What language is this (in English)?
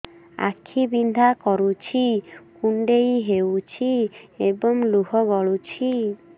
Odia